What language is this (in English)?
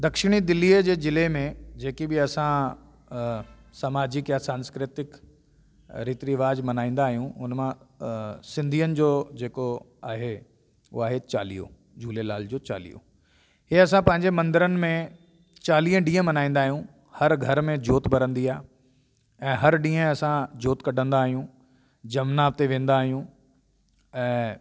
Sindhi